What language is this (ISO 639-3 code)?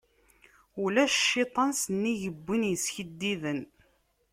kab